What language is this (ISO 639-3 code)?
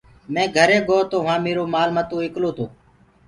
ggg